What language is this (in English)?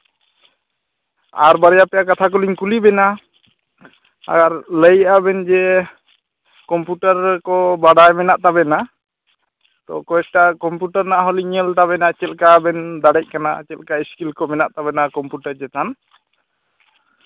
Santali